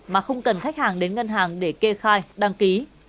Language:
Vietnamese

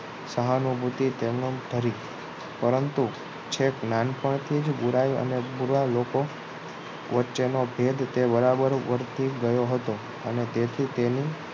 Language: Gujarati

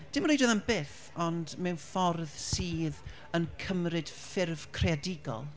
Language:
Welsh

